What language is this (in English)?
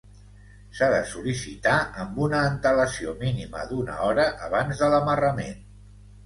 Catalan